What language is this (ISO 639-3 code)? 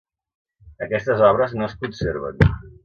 cat